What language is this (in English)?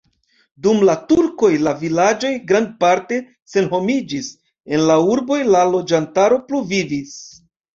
Esperanto